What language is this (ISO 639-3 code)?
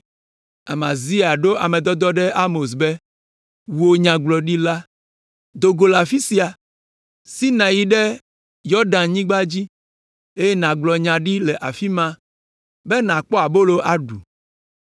ewe